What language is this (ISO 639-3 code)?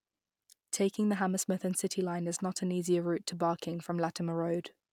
eng